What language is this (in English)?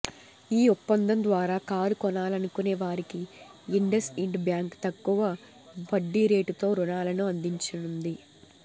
Telugu